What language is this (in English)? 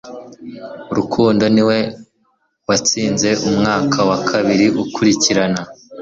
Kinyarwanda